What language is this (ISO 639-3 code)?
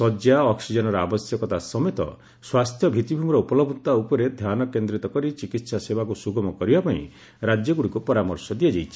ori